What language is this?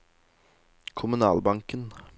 Norwegian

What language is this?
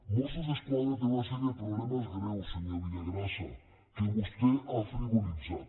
Catalan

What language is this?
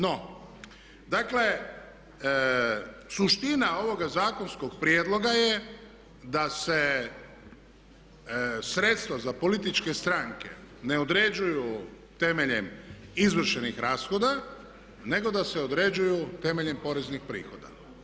Croatian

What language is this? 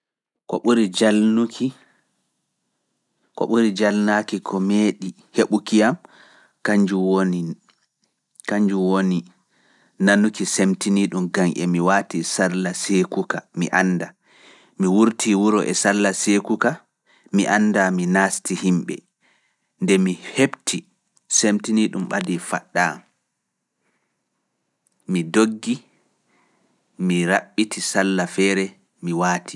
Fula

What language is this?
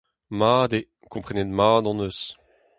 Breton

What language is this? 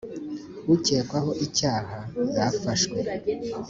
Kinyarwanda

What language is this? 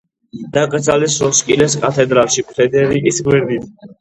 Georgian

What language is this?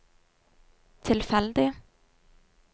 Norwegian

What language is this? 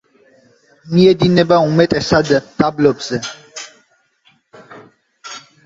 Georgian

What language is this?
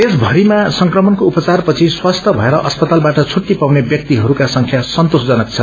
Nepali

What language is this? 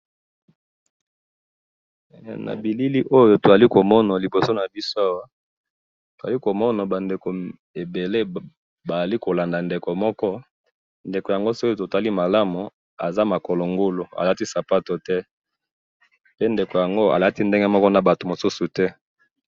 Lingala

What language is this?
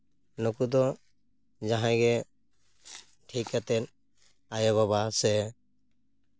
Santali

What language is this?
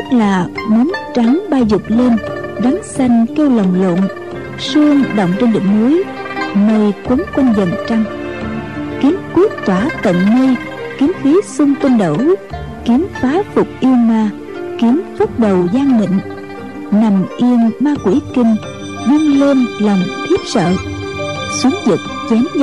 Vietnamese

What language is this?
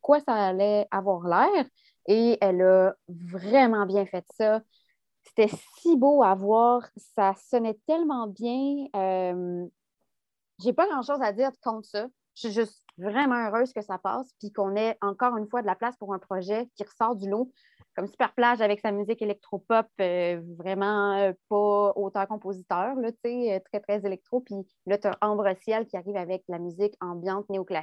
French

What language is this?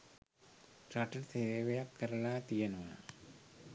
Sinhala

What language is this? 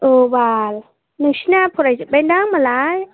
Bodo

